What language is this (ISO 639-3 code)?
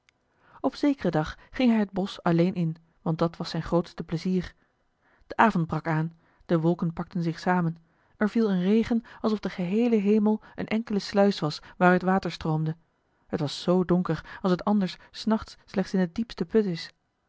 nld